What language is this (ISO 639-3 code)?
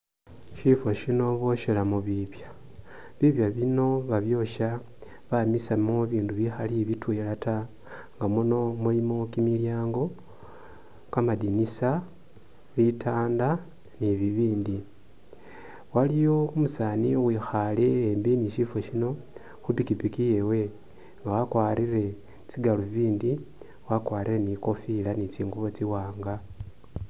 myx